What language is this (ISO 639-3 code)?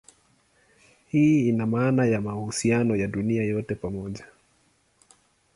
swa